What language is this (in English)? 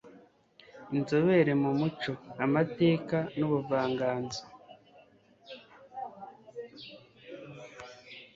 Kinyarwanda